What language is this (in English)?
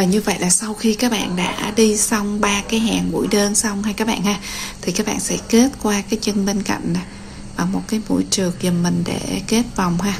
Vietnamese